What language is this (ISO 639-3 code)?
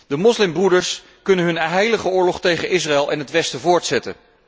nld